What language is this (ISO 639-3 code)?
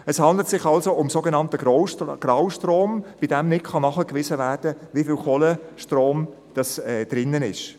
gsw